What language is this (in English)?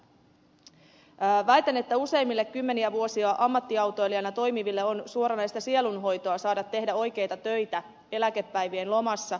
Finnish